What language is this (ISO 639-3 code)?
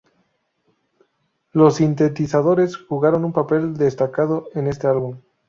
spa